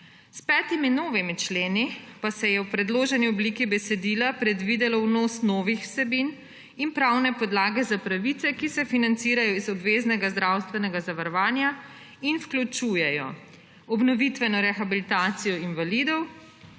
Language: Slovenian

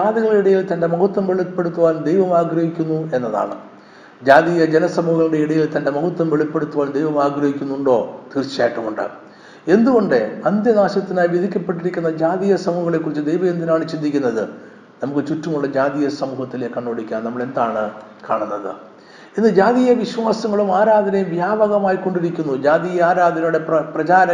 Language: Malayalam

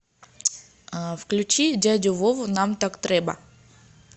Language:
Russian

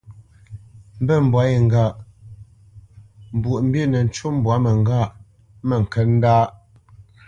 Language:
Bamenyam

